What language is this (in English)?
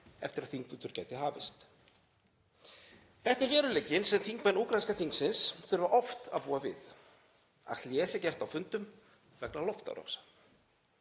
Icelandic